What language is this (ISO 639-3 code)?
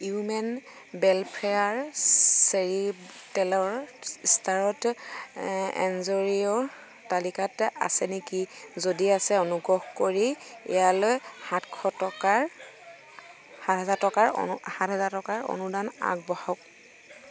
asm